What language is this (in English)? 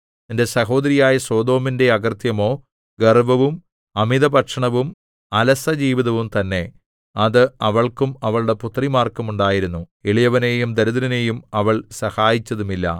Malayalam